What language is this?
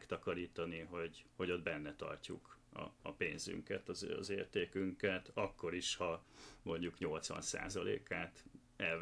Hungarian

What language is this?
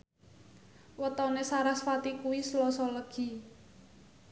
Javanese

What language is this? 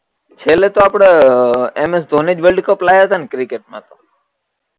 Gujarati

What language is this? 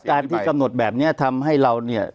Thai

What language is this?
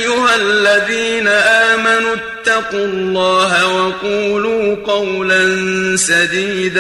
Arabic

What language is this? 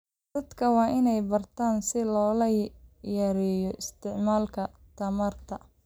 Somali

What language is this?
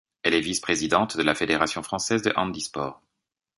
French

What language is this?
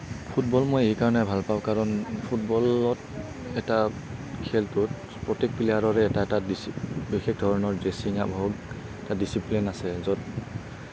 Assamese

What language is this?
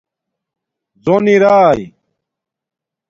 Domaaki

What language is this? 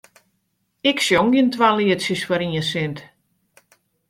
Western Frisian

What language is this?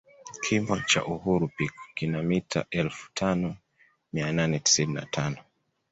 Swahili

